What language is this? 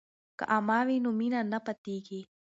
Pashto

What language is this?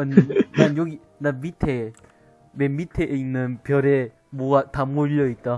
Korean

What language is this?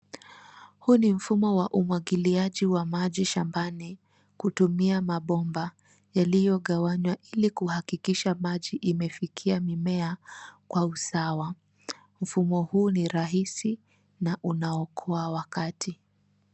Swahili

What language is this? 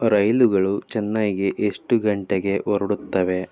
Kannada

